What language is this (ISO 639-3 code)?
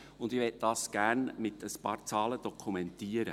gsw